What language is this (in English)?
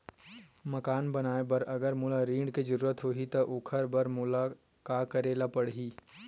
Chhattisgarhi